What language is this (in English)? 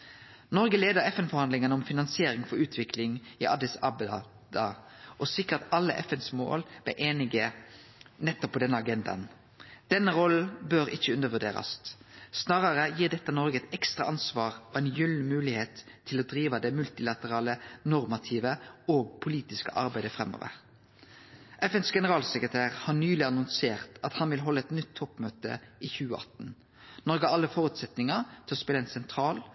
Norwegian Nynorsk